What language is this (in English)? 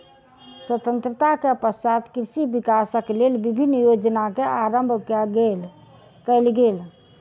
Maithili